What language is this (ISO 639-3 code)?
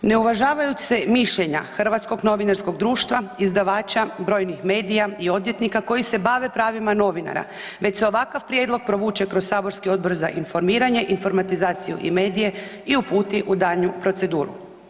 hrv